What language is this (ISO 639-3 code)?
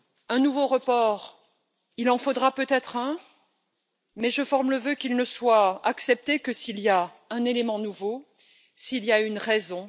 fra